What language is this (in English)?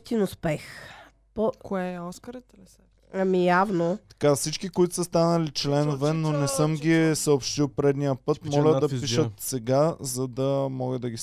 Bulgarian